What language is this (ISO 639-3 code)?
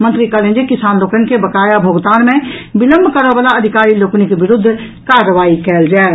mai